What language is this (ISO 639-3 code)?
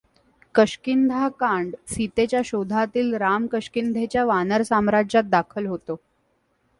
mar